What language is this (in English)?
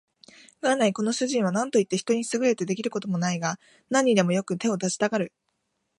Japanese